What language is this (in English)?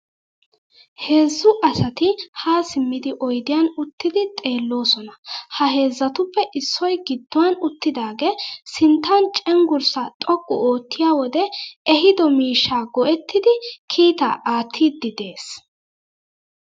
Wolaytta